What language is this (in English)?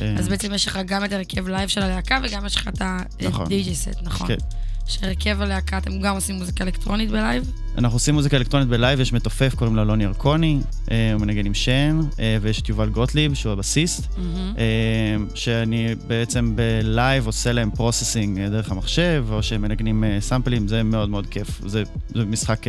Hebrew